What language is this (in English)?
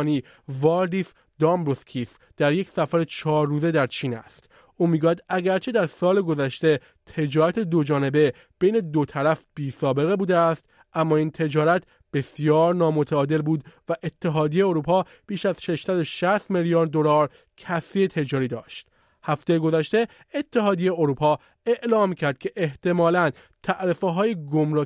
Persian